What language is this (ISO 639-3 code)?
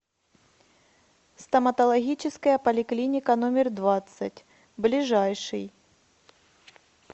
rus